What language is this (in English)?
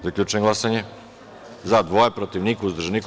Serbian